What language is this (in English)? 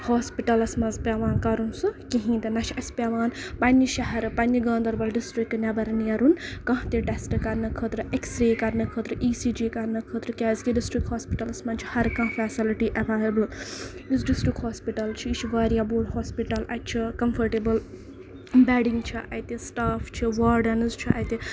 Kashmiri